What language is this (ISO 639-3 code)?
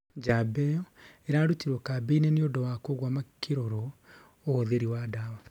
kik